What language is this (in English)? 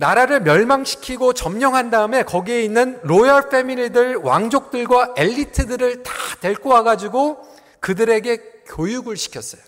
Korean